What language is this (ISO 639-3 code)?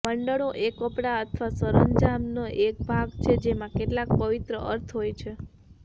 guj